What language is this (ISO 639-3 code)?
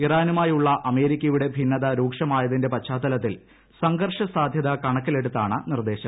mal